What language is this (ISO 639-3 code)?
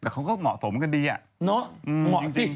tha